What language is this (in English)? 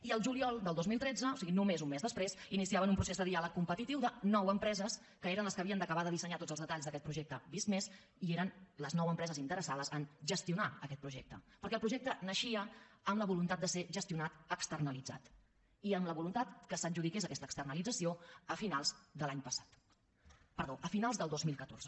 Catalan